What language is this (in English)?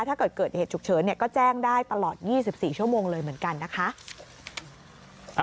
Thai